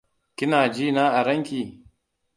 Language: Hausa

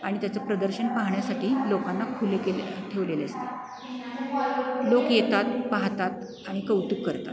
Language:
Marathi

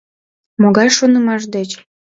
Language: Mari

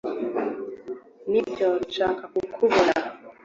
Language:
Kinyarwanda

